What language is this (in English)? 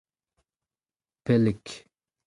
Breton